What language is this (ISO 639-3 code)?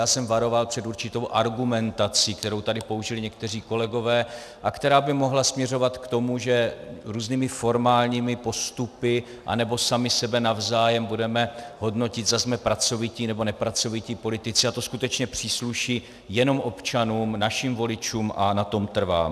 ces